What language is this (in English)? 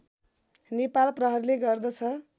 Nepali